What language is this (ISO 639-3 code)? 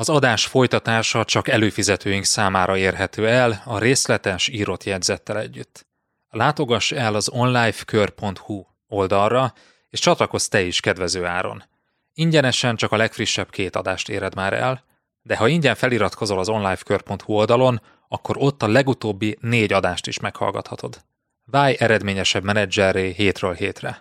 hun